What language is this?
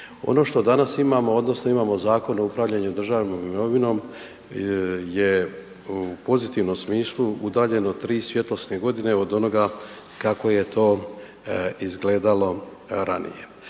Croatian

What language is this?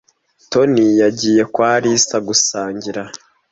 Kinyarwanda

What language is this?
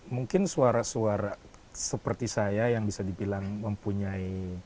Indonesian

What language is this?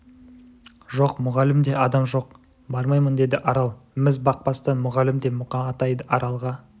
Kazakh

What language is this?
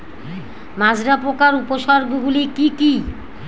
Bangla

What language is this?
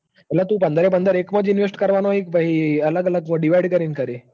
Gujarati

